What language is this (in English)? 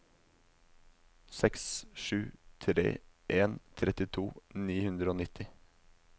Norwegian